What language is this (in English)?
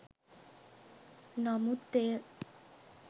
Sinhala